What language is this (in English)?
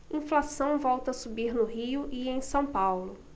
Portuguese